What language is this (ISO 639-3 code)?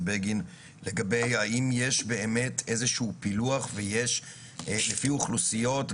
heb